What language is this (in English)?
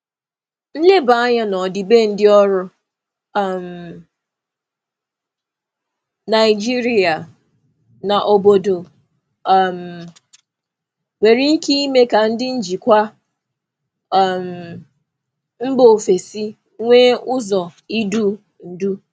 Igbo